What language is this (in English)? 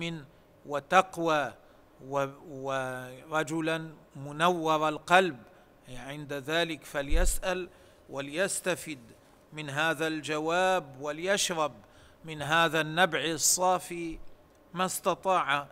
Arabic